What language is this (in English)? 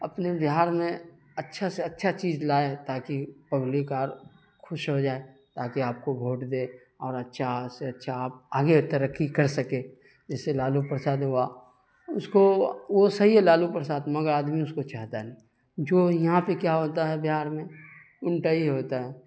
Urdu